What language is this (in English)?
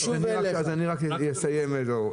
Hebrew